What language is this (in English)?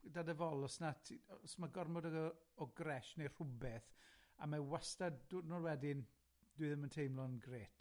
Welsh